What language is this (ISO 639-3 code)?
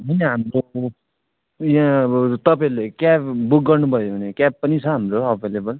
nep